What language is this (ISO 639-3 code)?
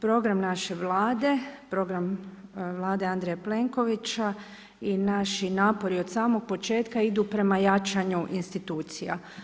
hrv